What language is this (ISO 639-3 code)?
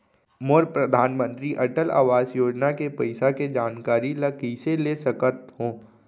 hne